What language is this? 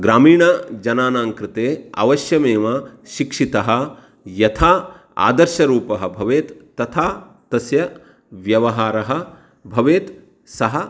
Sanskrit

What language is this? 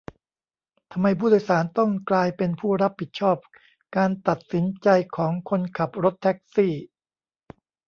Thai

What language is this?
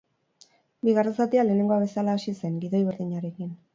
Basque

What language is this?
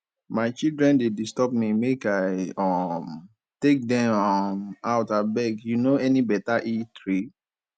Nigerian Pidgin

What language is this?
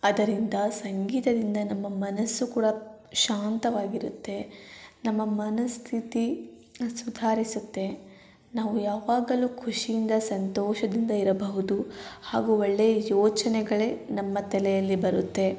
Kannada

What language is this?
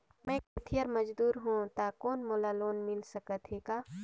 Chhattisgarhi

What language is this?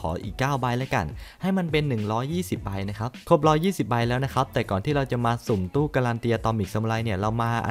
Thai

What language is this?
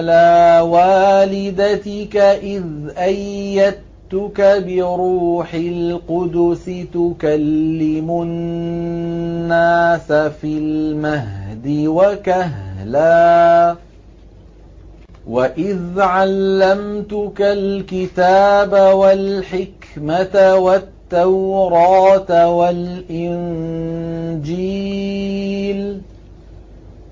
Arabic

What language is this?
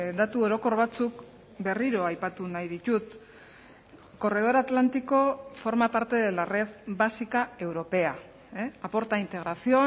Basque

